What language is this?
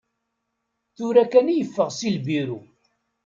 Kabyle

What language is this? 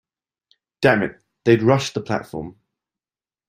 English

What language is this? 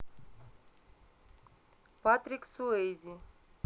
Russian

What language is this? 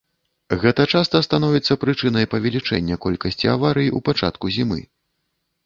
Belarusian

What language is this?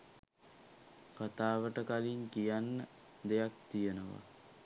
Sinhala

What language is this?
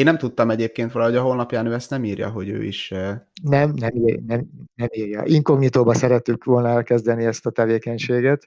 Hungarian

